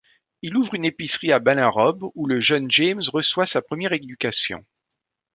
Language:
French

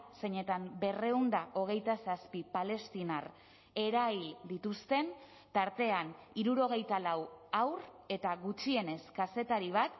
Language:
Basque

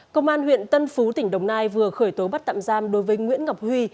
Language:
Vietnamese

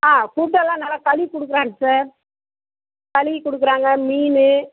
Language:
Tamil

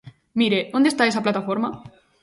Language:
Galician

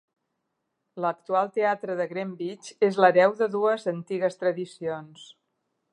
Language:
Catalan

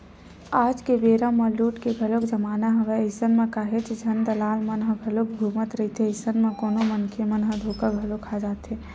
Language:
Chhattisgarhi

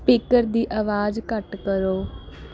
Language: Punjabi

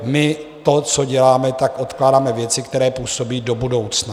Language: Czech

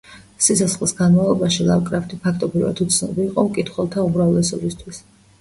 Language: Georgian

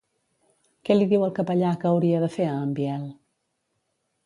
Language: Catalan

